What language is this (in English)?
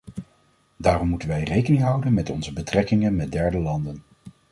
Dutch